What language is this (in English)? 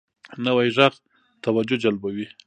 Pashto